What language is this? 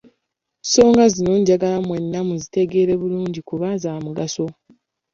Ganda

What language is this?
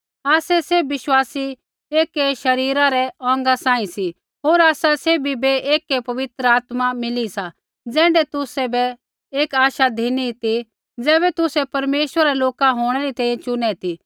Kullu Pahari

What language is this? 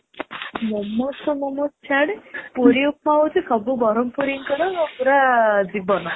Odia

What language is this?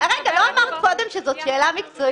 Hebrew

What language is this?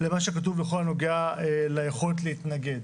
Hebrew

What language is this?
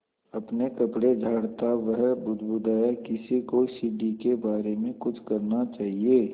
Hindi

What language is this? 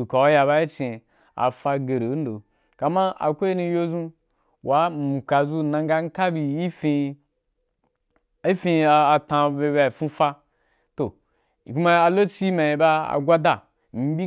Wapan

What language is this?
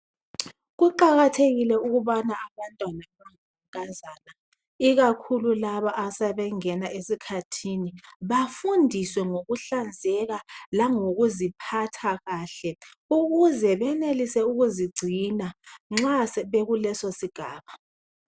North Ndebele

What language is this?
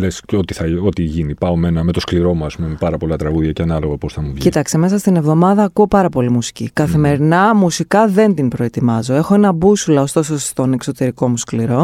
Greek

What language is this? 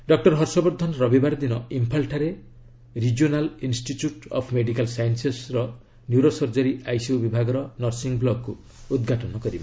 Odia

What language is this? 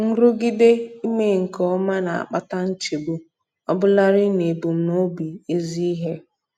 Igbo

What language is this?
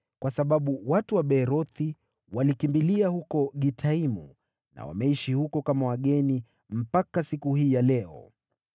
Swahili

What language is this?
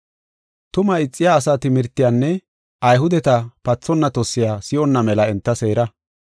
Gofa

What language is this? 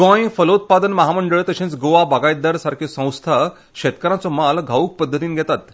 Konkani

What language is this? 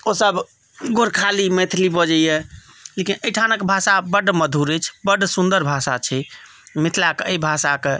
Maithili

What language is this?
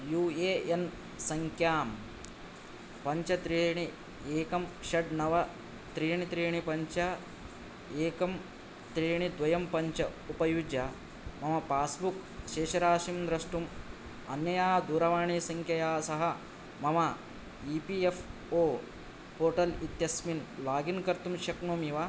Sanskrit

